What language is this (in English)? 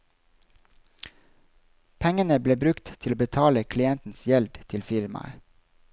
Norwegian